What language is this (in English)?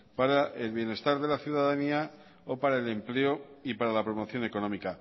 Spanish